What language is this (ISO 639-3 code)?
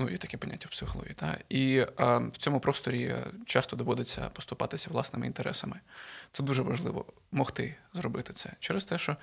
ukr